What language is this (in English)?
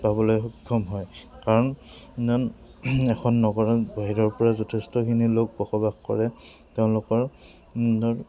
Assamese